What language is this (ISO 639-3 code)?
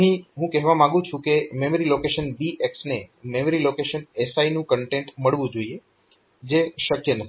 guj